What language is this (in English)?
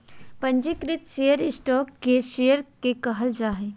Magahi